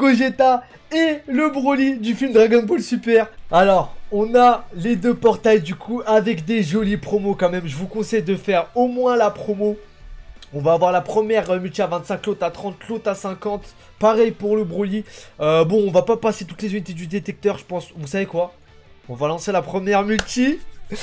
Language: French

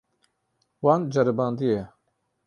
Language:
Kurdish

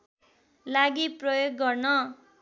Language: Nepali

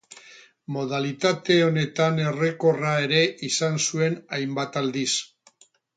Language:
Basque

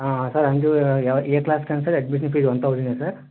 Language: Telugu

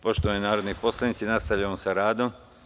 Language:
Serbian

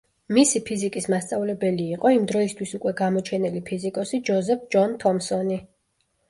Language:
Georgian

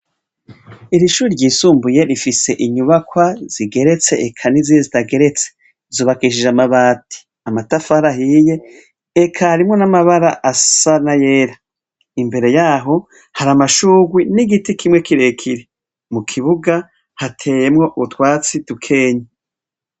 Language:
Rundi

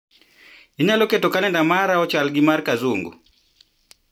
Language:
Luo (Kenya and Tanzania)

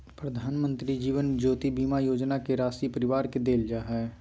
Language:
Magahi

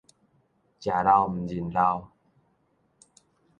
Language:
Min Nan Chinese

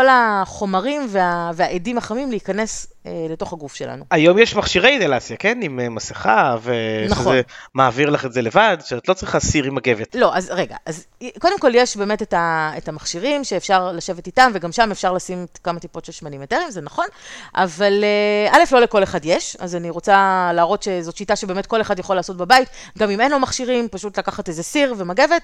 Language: Hebrew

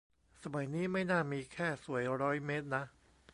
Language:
Thai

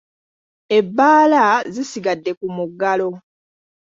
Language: Ganda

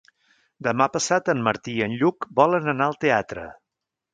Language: Catalan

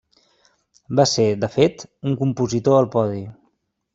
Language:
Catalan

